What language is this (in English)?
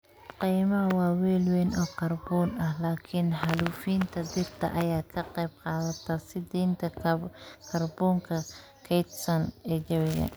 Somali